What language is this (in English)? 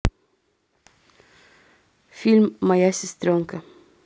Russian